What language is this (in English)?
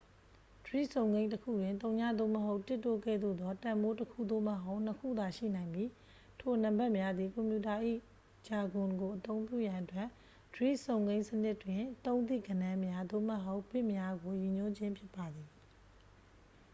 Burmese